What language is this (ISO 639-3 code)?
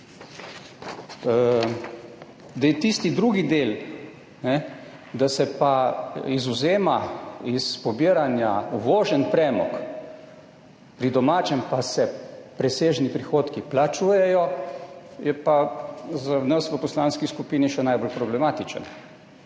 slv